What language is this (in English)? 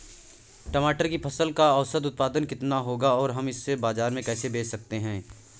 Hindi